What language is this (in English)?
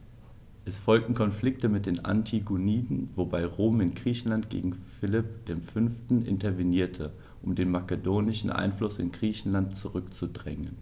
German